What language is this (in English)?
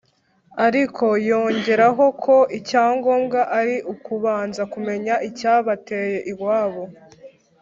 Kinyarwanda